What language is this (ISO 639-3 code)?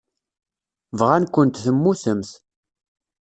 kab